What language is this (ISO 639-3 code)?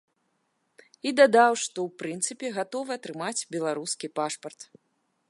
bel